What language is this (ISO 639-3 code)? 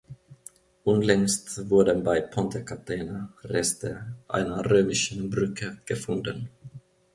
deu